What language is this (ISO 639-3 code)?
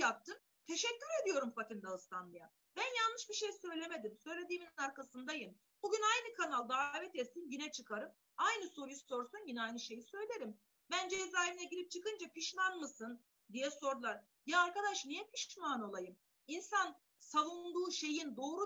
tur